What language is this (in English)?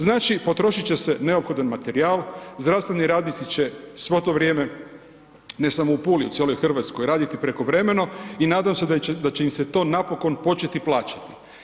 Croatian